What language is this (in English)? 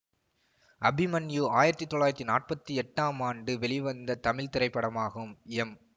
Tamil